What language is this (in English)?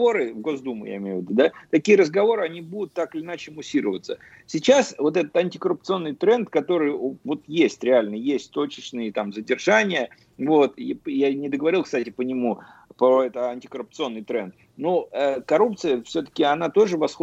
Russian